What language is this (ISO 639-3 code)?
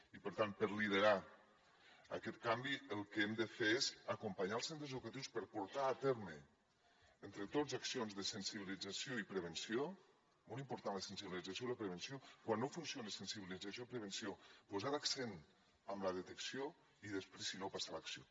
cat